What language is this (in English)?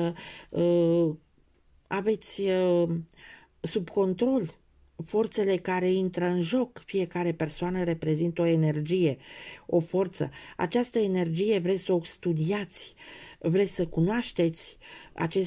Romanian